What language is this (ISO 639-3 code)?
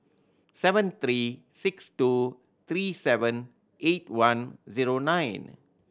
eng